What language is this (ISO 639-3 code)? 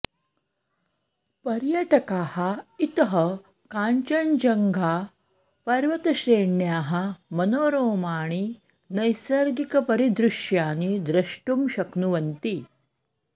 san